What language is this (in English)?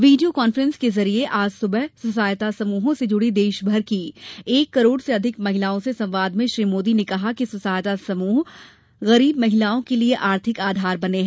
Hindi